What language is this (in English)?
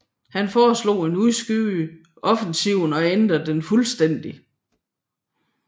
Danish